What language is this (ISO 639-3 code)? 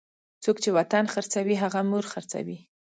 pus